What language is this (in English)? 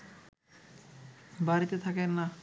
Bangla